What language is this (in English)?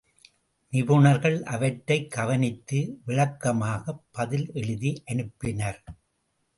Tamil